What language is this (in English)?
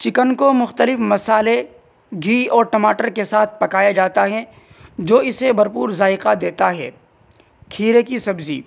Urdu